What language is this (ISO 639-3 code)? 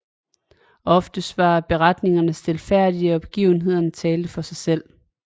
dan